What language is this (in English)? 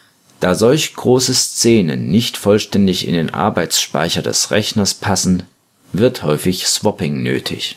German